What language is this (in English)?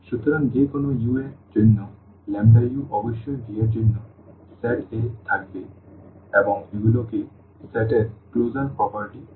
Bangla